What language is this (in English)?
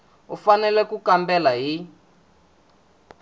Tsonga